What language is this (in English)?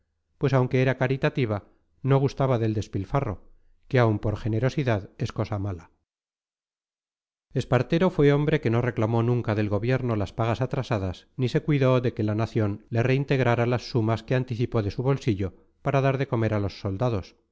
Spanish